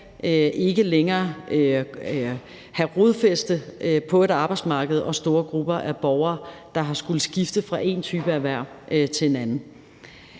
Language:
Danish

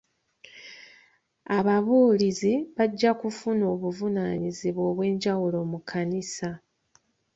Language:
Ganda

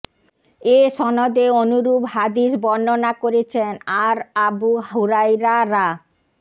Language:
Bangla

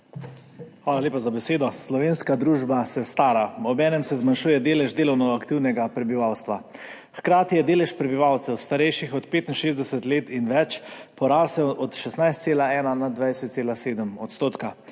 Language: Slovenian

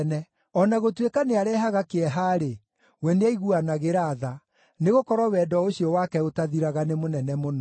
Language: Kikuyu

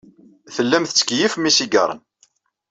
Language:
Kabyle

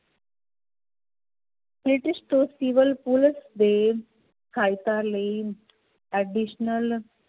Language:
Punjabi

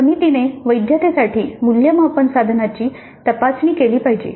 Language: Marathi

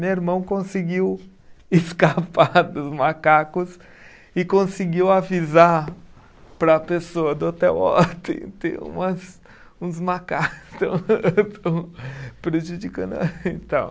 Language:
Portuguese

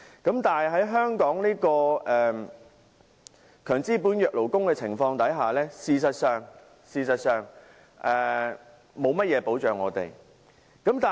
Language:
Cantonese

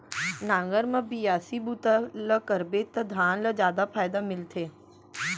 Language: Chhattisgarhi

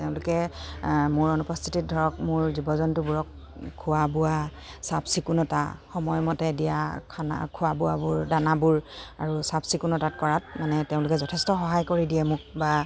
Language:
Assamese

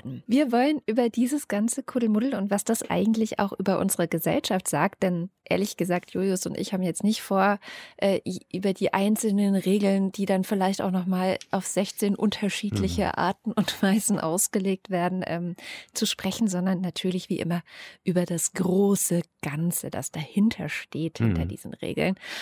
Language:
German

